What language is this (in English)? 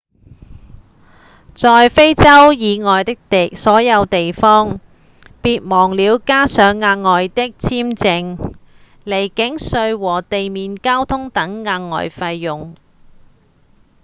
Cantonese